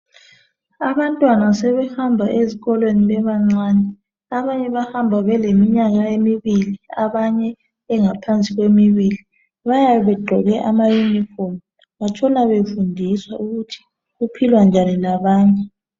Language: North Ndebele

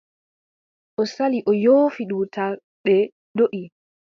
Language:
Adamawa Fulfulde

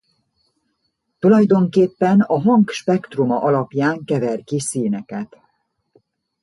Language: Hungarian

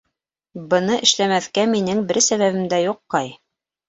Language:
Bashkir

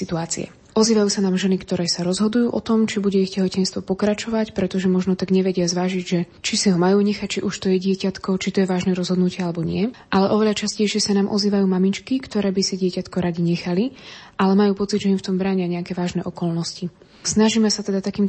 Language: Slovak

